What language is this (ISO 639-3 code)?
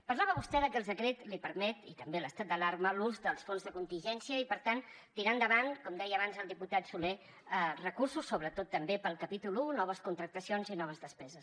cat